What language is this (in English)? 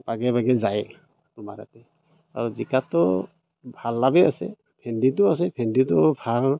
Assamese